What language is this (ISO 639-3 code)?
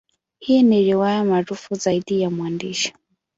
swa